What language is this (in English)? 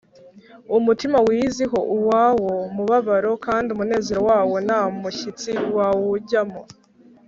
Kinyarwanda